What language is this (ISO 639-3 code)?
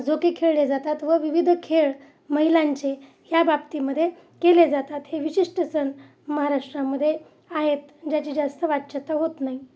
mar